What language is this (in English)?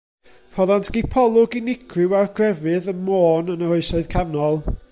Welsh